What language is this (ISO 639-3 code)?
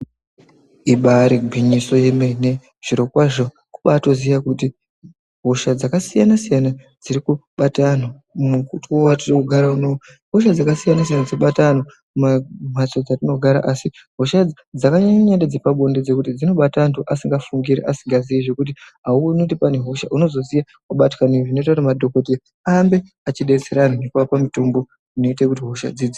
ndc